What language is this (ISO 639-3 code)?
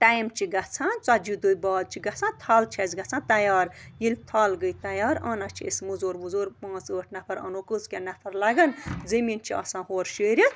kas